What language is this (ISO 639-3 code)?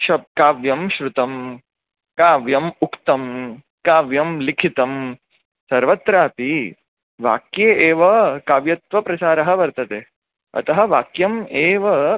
san